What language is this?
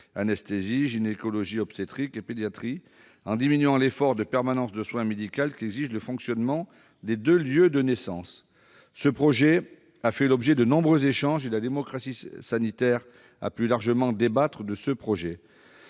French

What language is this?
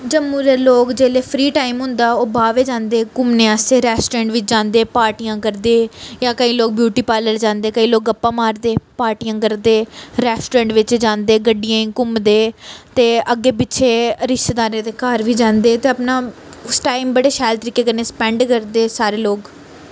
Dogri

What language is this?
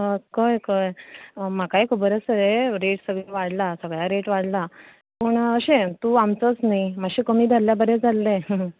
Konkani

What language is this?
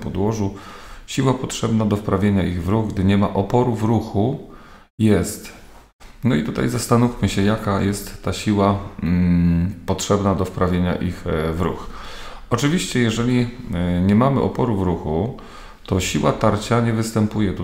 Polish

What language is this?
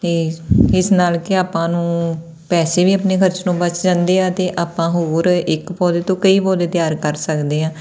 Punjabi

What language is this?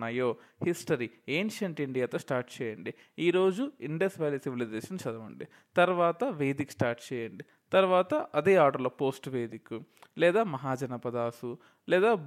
Telugu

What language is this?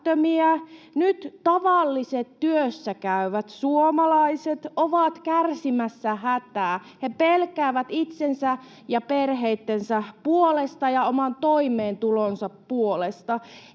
Finnish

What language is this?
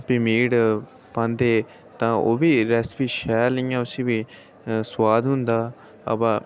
Dogri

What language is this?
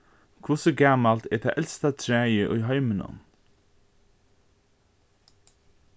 Faroese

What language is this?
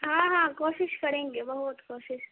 Urdu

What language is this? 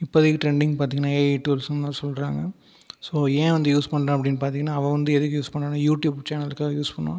Tamil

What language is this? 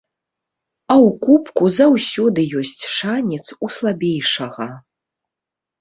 Belarusian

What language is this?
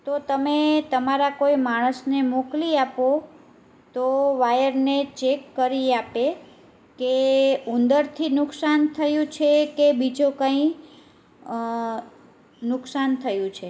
Gujarati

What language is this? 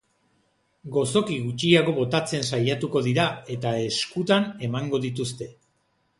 Basque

